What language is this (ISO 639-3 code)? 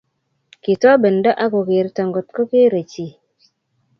kln